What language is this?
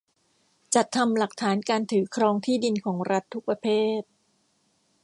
Thai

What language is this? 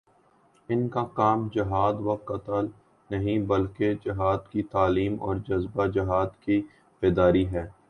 Urdu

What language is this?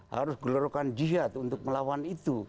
Indonesian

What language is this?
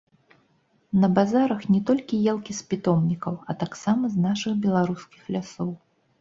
Belarusian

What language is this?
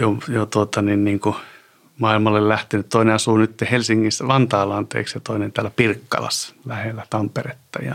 Finnish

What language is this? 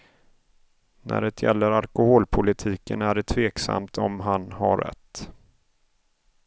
Swedish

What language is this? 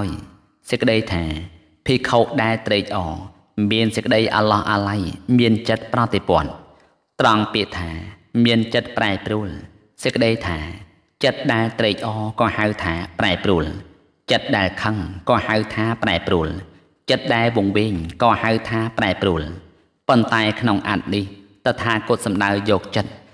Thai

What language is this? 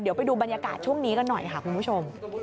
Thai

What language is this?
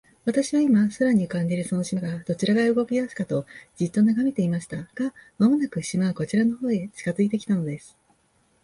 Japanese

